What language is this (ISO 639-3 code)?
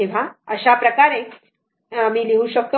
mar